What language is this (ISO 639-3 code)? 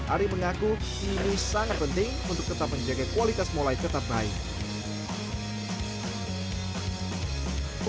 ind